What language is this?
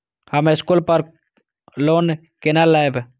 Maithili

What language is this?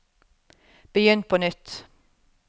Norwegian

